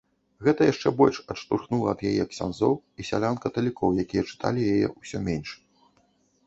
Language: Belarusian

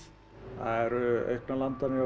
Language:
Icelandic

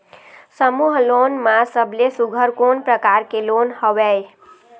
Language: Chhattisgarhi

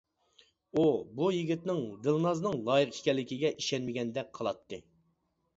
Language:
Uyghur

